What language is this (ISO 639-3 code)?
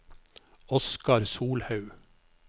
nor